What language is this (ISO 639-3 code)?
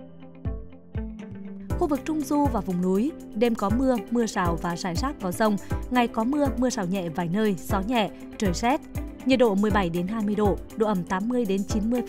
vie